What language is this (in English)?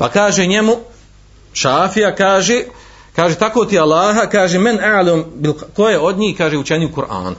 Croatian